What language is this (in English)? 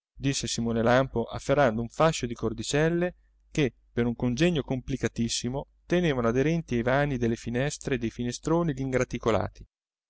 Italian